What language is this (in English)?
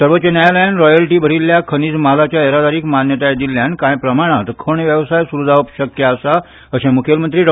Konkani